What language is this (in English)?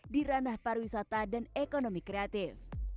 Indonesian